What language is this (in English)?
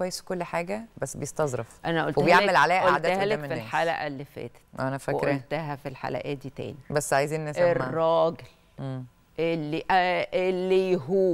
Arabic